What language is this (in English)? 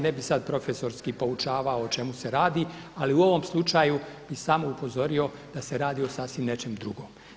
Croatian